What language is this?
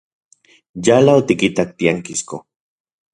Central Puebla Nahuatl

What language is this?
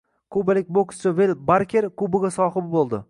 Uzbek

